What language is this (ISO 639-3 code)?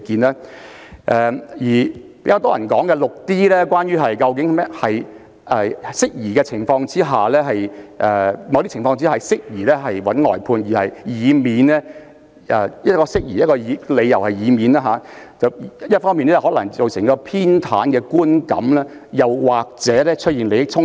yue